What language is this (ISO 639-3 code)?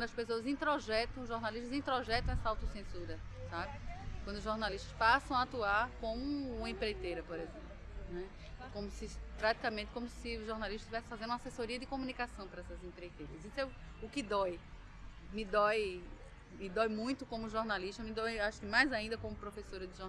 por